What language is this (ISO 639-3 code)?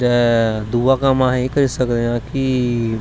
doi